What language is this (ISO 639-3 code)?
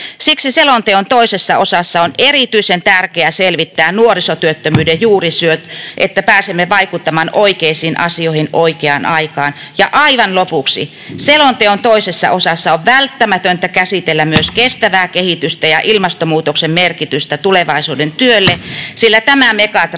fin